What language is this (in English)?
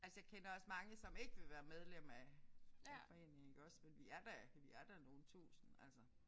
Danish